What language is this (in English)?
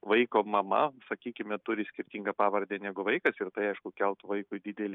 Lithuanian